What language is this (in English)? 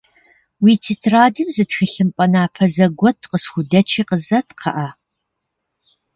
Kabardian